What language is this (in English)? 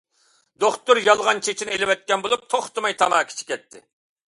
Uyghur